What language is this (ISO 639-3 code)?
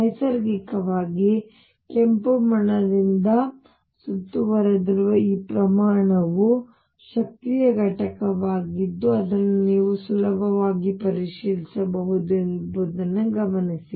kan